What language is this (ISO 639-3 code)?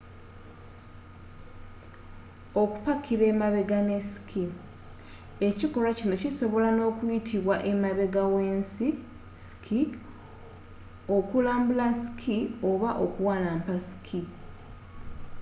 lug